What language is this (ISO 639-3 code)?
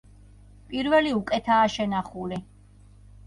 kat